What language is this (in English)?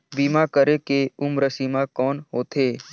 Chhattisgarhi